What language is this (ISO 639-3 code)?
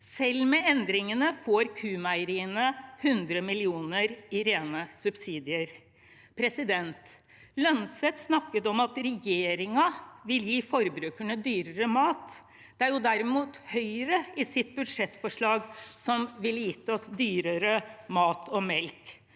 nor